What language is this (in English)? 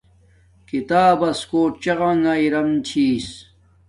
Domaaki